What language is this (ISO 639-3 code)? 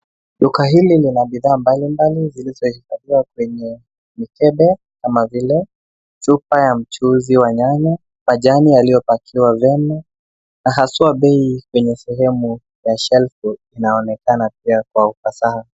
swa